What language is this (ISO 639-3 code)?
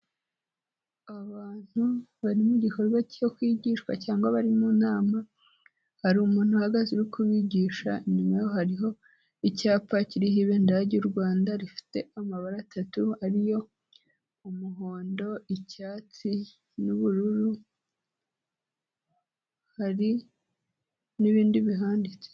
kin